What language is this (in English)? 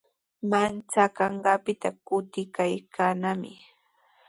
Sihuas Ancash Quechua